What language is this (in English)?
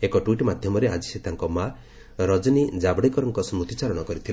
Odia